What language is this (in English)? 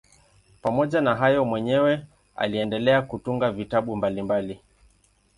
Swahili